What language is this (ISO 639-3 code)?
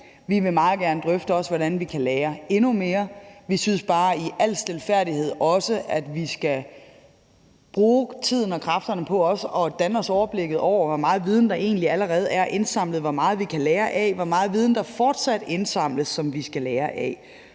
dan